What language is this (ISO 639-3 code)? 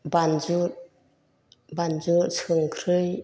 brx